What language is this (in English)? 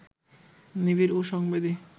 Bangla